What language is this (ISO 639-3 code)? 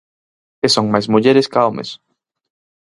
glg